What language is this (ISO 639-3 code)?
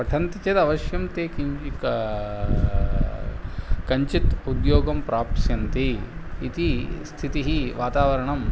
san